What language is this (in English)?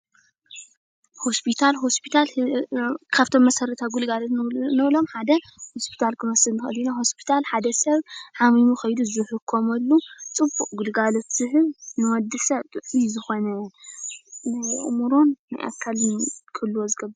Tigrinya